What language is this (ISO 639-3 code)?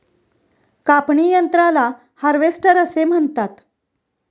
mar